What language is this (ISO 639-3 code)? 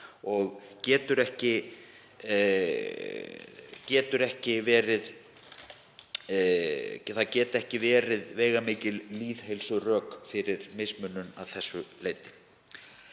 isl